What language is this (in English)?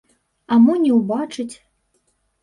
Belarusian